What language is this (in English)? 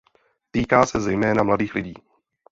Czech